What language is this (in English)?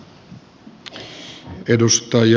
Finnish